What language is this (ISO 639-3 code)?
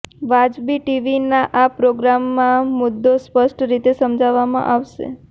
guj